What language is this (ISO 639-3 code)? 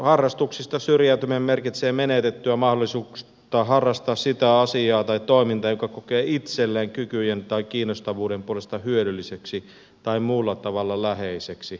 fin